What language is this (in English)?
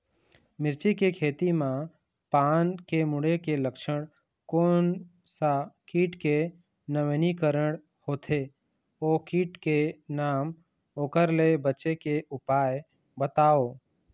Chhattisgarhi